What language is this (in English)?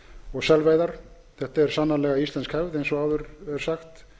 Icelandic